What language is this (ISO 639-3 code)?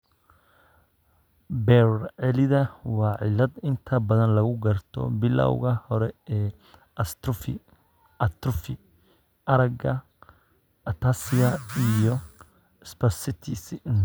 som